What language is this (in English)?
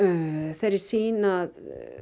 Icelandic